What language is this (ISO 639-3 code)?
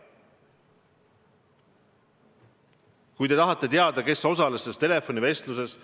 est